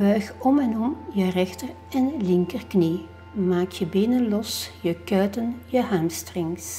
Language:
Dutch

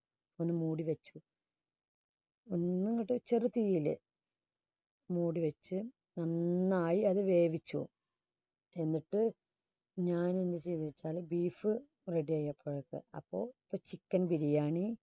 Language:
Malayalam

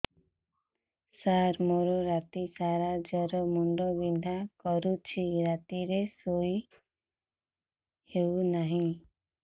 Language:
Odia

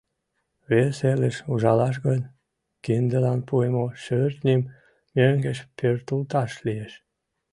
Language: Mari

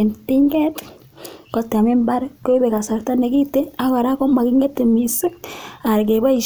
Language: Kalenjin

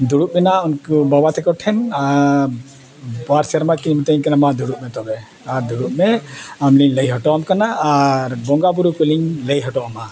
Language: Santali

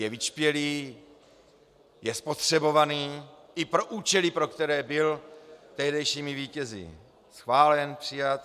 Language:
Czech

